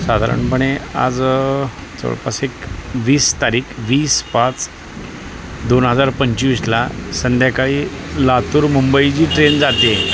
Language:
Marathi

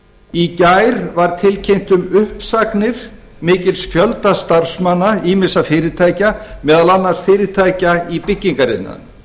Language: Icelandic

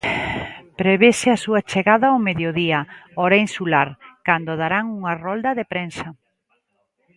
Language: Galician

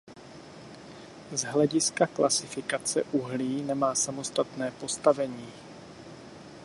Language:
Czech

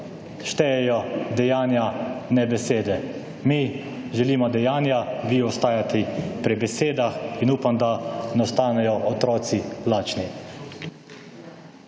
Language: Slovenian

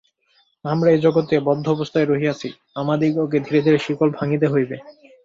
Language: Bangla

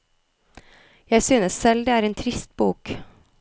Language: Norwegian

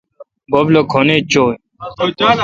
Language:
Kalkoti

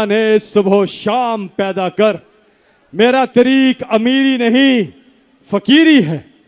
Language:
Hindi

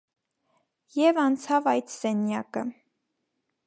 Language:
Armenian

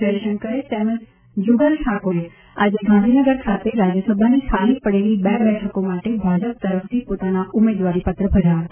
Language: Gujarati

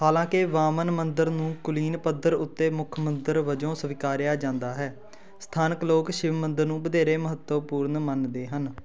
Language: Punjabi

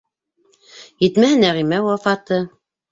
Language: Bashkir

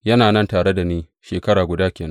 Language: Hausa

